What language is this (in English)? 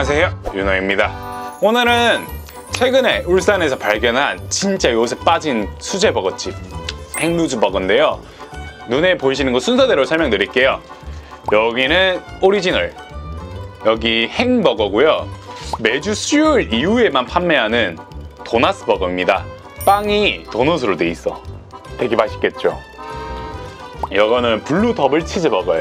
Korean